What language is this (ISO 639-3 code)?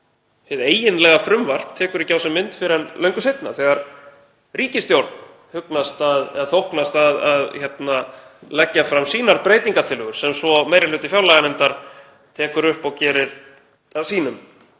isl